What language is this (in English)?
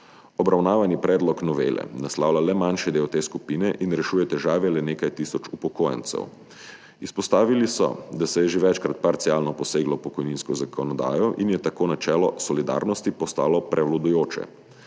Slovenian